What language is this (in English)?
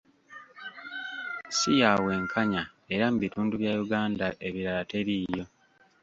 Ganda